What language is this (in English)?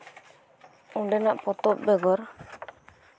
Santali